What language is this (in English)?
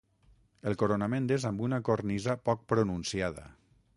Catalan